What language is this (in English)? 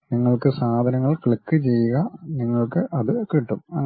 Malayalam